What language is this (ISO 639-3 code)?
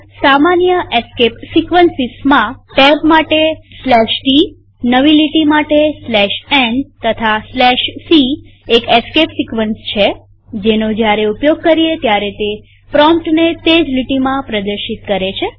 guj